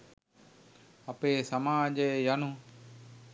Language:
Sinhala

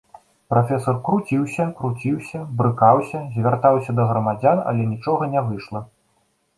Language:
Belarusian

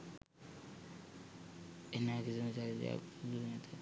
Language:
Sinhala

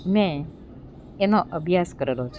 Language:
Gujarati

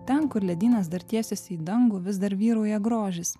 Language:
Lithuanian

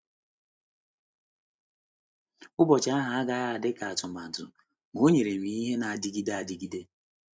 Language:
Igbo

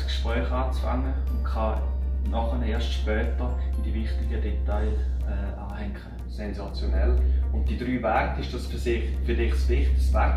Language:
German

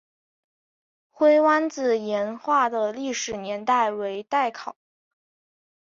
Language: Chinese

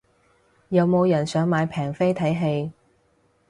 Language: Cantonese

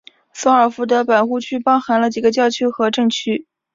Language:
Chinese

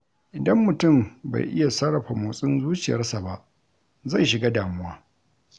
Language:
Hausa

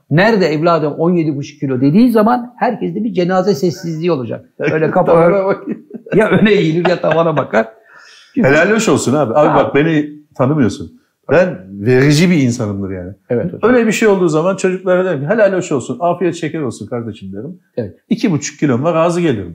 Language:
Turkish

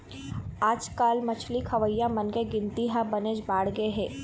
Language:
Chhattisgarhi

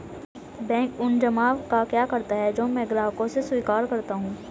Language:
Hindi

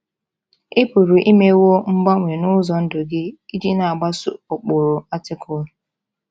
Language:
Igbo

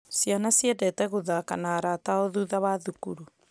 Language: Kikuyu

